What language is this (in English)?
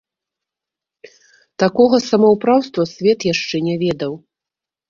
Belarusian